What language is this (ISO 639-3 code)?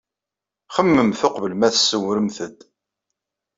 kab